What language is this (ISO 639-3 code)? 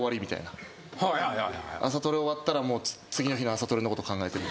jpn